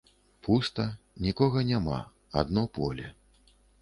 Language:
Belarusian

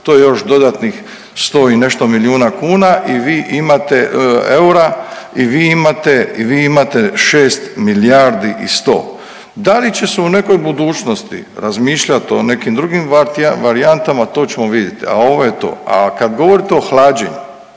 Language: Croatian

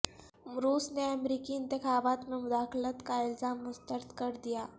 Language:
Urdu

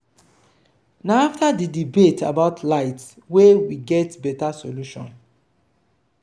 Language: Nigerian Pidgin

